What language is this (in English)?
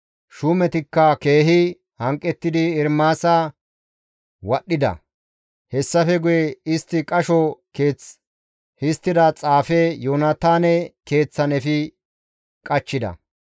Gamo